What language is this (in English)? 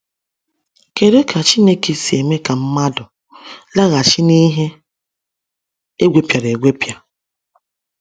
Igbo